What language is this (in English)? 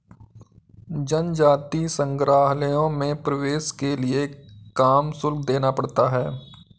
Hindi